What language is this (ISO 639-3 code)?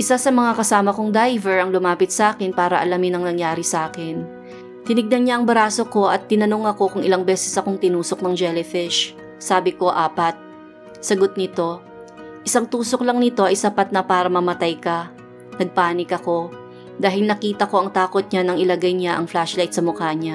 fil